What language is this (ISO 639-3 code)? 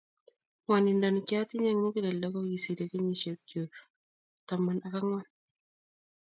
kln